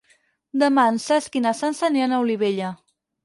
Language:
Catalan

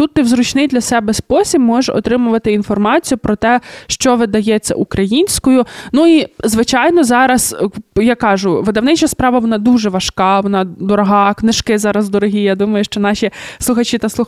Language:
Ukrainian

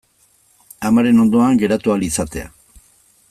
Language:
Basque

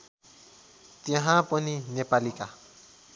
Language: Nepali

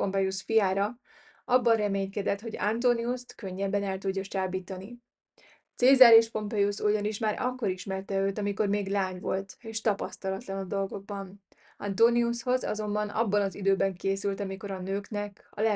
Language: Hungarian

